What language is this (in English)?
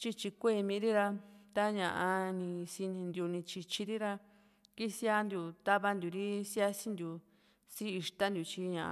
Juxtlahuaca Mixtec